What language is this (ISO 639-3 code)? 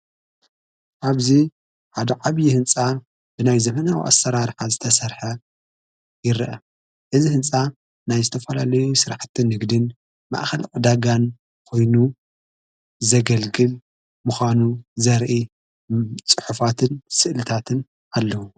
tir